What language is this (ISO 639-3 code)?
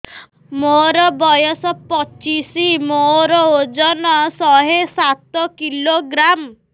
ori